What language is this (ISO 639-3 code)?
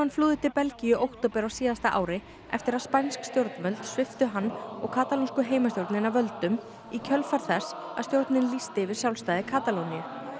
isl